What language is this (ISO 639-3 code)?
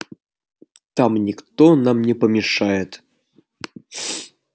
rus